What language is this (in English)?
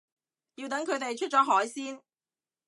Cantonese